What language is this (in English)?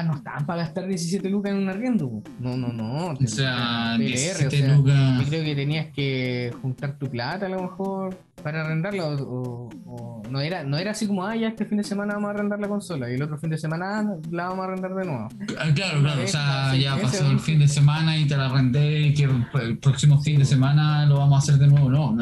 Spanish